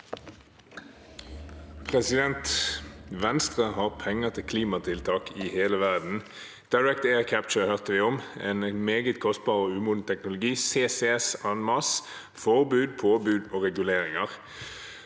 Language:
Norwegian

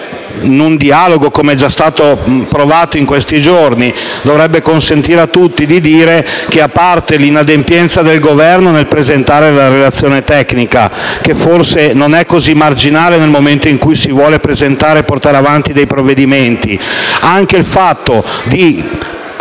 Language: Italian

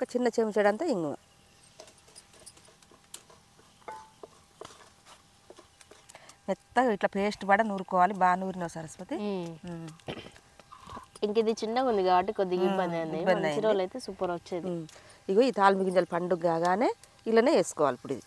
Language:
Turkish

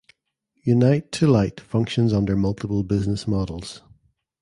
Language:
English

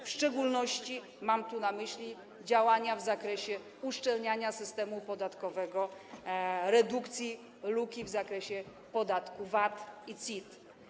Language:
Polish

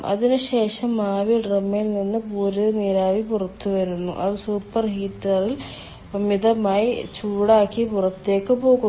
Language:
Malayalam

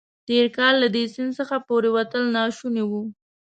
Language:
Pashto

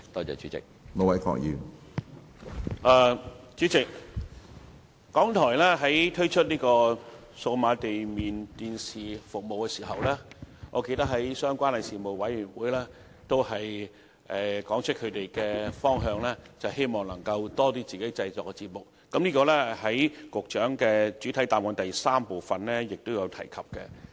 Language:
Cantonese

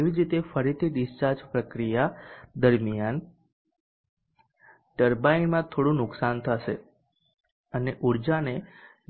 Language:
Gujarati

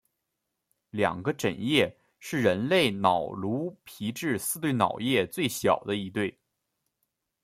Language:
Chinese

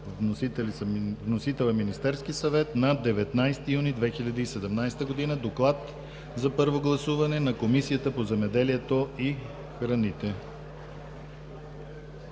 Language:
Bulgarian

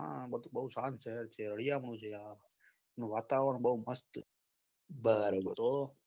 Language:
Gujarati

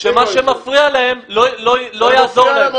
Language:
Hebrew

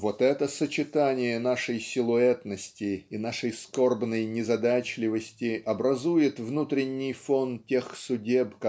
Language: Russian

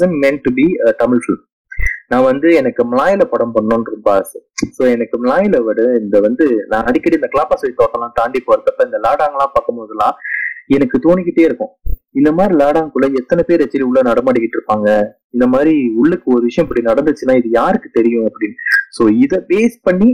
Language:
Tamil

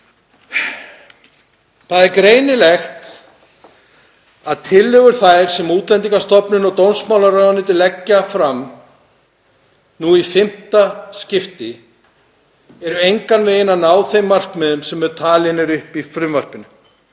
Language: Icelandic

